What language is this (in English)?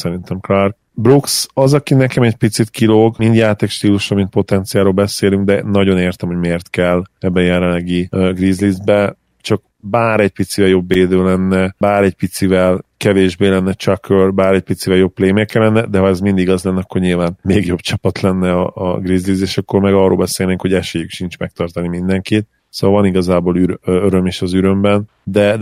Hungarian